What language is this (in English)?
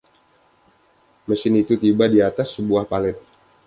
Indonesian